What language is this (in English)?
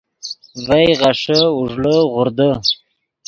Yidgha